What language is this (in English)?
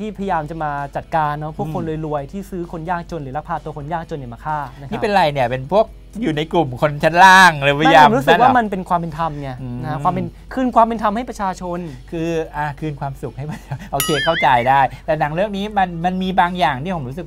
Thai